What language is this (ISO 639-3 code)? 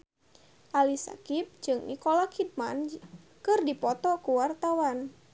sun